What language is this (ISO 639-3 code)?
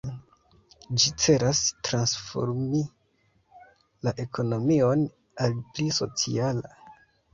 epo